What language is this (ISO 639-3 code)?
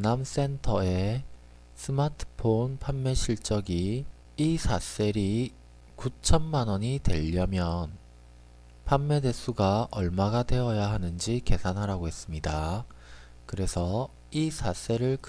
kor